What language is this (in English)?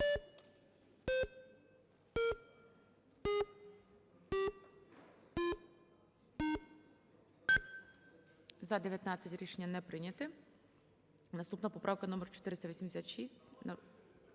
Ukrainian